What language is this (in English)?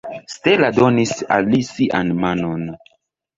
Esperanto